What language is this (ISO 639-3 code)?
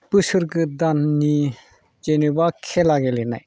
brx